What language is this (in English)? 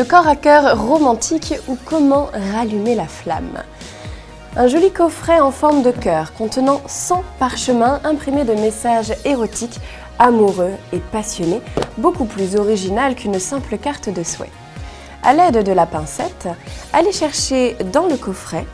French